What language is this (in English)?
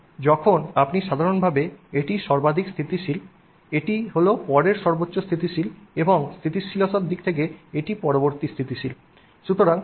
Bangla